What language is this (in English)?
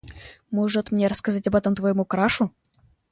Russian